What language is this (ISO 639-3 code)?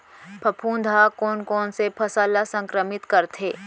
hne